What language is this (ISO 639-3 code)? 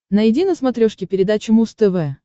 rus